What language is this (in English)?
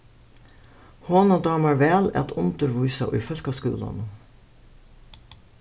Faroese